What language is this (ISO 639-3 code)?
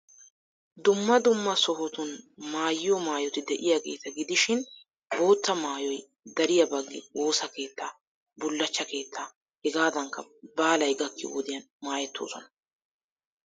wal